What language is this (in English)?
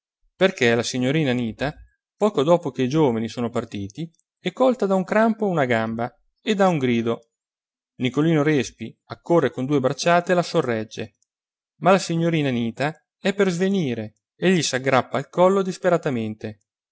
Italian